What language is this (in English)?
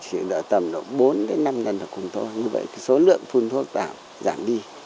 Vietnamese